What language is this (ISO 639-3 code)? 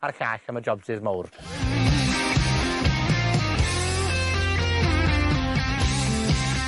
cym